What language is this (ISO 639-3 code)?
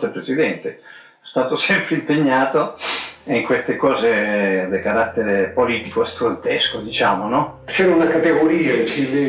ita